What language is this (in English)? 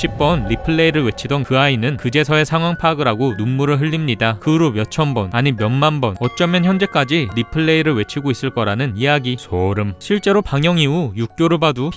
Korean